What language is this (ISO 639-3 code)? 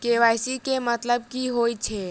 mai